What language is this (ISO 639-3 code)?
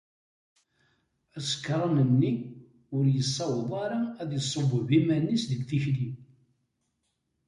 kab